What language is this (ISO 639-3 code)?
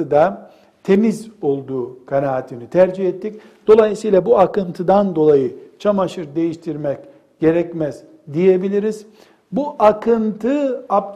tur